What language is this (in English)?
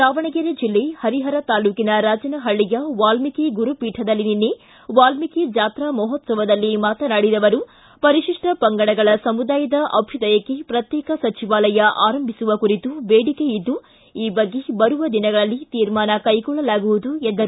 Kannada